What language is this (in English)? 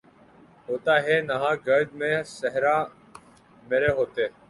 Urdu